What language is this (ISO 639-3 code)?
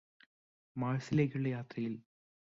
mal